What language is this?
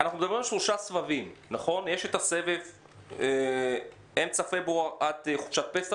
Hebrew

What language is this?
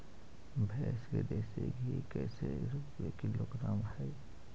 Magahi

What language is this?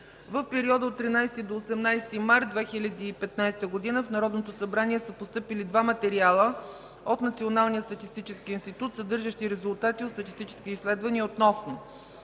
Bulgarian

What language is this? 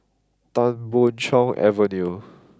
English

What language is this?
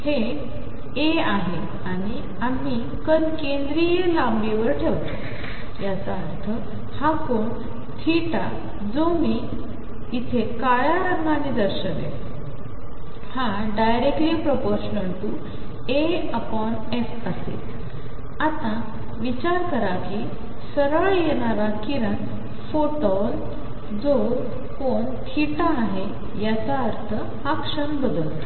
Marathi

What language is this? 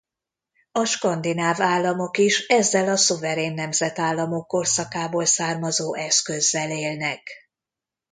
Hungarian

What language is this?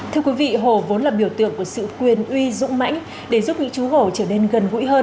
Vietnamese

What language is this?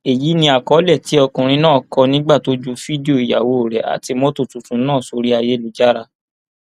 Yoruba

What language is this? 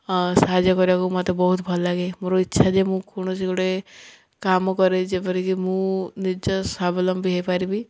Odia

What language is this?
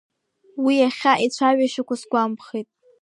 Abkhazian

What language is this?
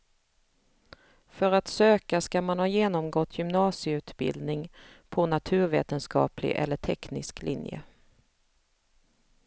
Swedish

